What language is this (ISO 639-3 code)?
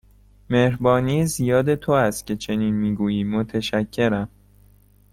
fas